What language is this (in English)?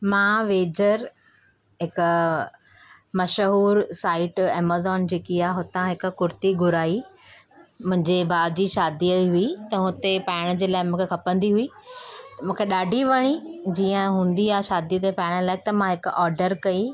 Sindhi